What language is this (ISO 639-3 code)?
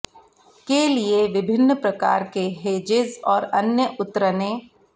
hin